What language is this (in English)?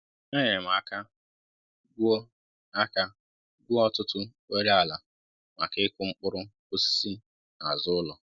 Igbo